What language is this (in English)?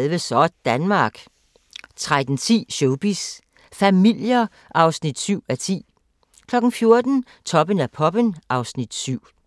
Danish